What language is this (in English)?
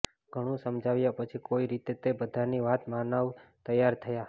Gujarati